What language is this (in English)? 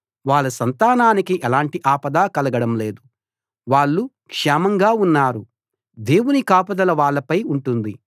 Telugu